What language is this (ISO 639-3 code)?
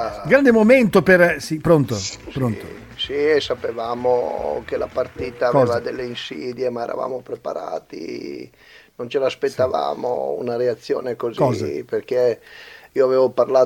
ita